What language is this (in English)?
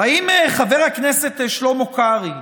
Hebrew